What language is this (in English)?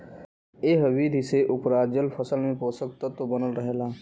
Bhojpuri